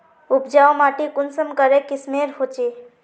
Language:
Magahi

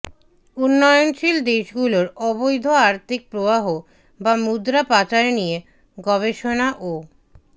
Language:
Bangla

